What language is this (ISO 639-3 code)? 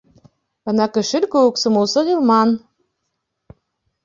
bak